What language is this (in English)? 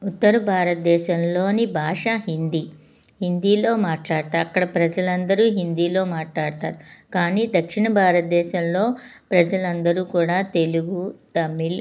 Telugu